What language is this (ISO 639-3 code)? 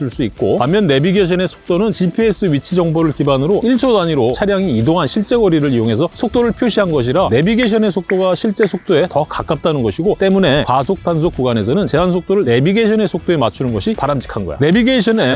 kor